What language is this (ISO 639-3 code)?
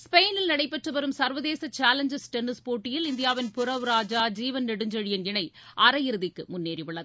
tam